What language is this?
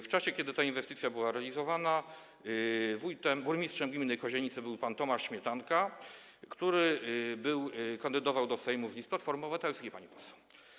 Polish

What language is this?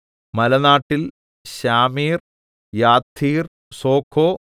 Malayalam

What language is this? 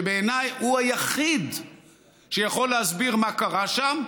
Hebrew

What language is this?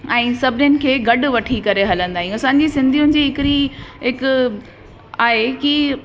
Sindhi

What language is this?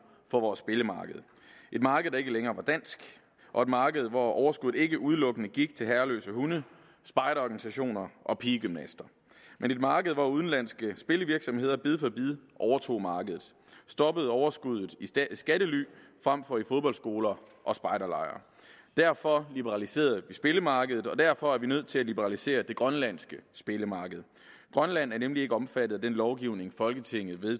Danish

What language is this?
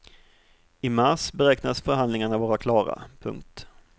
Swedish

